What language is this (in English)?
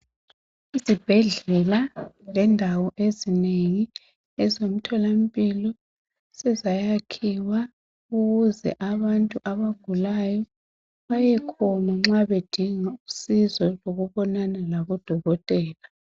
North Ndebele